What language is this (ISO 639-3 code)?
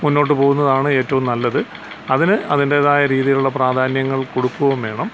mal